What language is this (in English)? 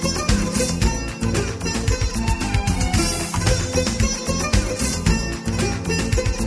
Persian